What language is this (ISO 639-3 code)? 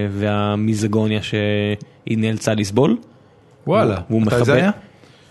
heb